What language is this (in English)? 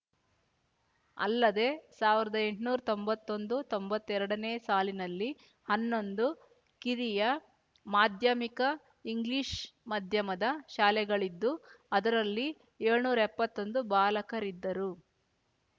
Kannada